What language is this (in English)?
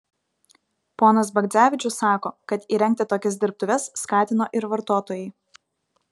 Lithuanian